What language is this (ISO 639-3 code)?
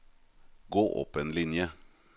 nor